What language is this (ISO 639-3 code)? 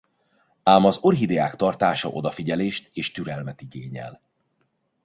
hun